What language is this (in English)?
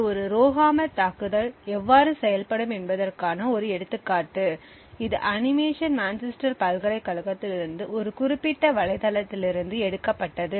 Tamil